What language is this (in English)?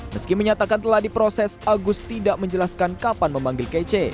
Indonesian